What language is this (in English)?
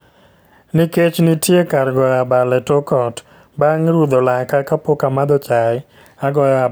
Luo (Kenya and Tanzania)